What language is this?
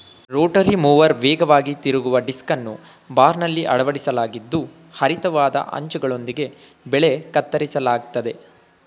Kannada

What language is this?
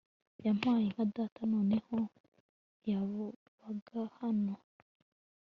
Kinyarwanda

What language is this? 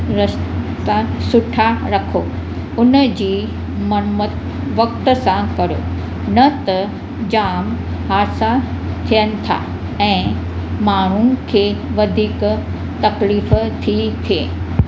Sindhi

